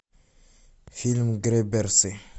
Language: Russian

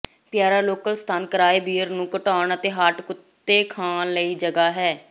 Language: Punjabi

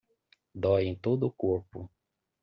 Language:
Portuguese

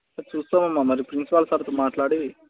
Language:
Telugu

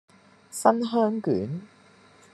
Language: Cantonese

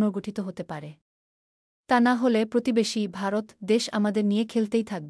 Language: Arabic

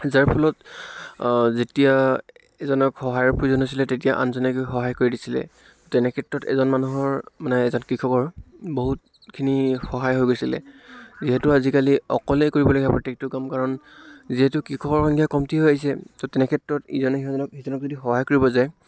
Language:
Assamese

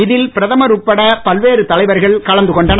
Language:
Tamil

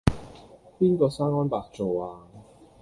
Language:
Cantonese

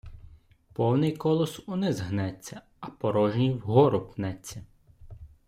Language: Ukrainian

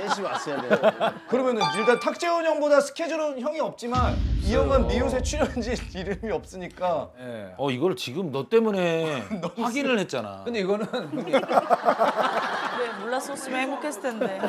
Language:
Korean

